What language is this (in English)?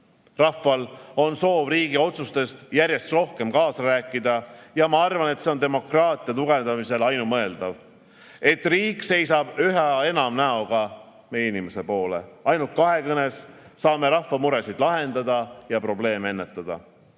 Estonian